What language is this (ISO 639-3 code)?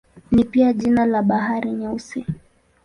swa